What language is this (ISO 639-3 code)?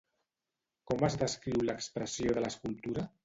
cat